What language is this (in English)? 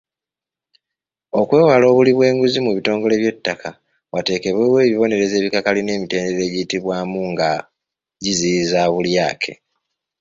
Ganda